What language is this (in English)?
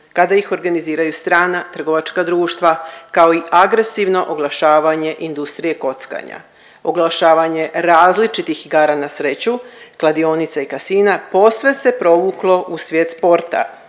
Croatian